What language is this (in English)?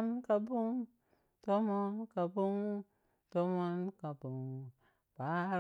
Piya-Kwonci